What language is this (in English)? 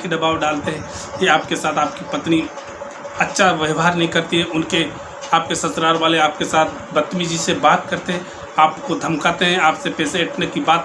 Hindi